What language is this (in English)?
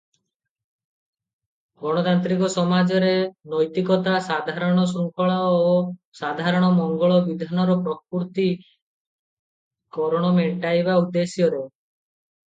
Odia